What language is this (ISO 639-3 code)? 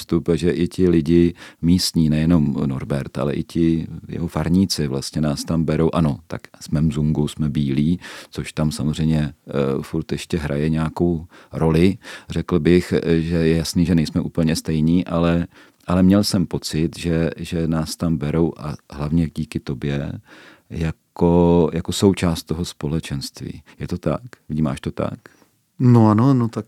ces